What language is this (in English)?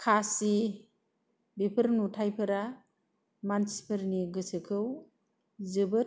Bodo